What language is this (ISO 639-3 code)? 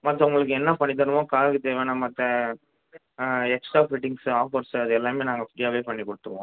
tam